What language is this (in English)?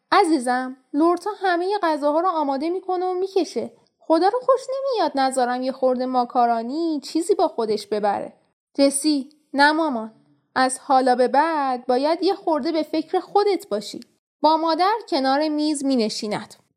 Persian